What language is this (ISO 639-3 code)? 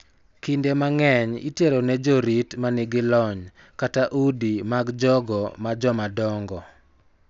luo